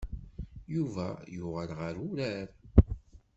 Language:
Kabyle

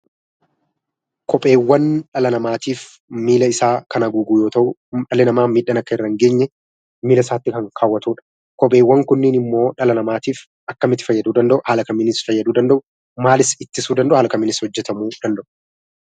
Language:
Oromo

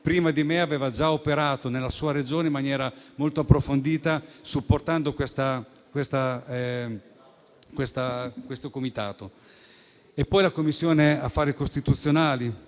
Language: Italian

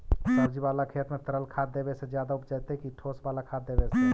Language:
Magahi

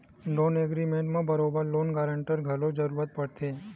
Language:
Chhattisgarhi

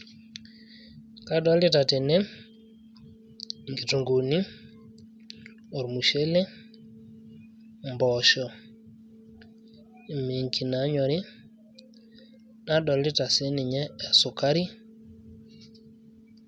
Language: Masai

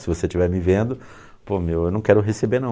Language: Portuguese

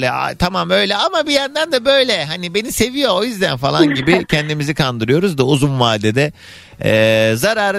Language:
Turkish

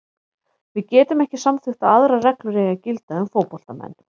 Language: Icelandic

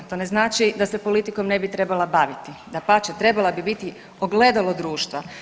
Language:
Croatian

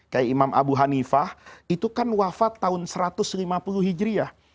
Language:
Indonesian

